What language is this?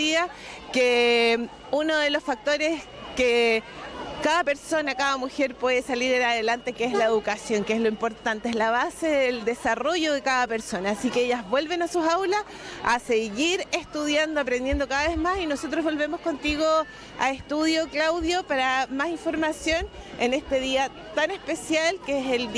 Spanish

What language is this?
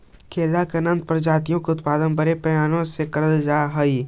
Magahi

